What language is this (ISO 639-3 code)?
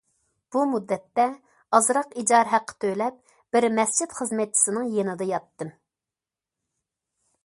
uig